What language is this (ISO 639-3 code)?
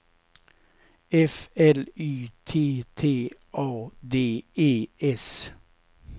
swe